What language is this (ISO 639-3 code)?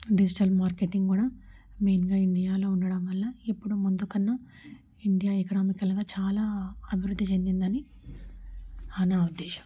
tel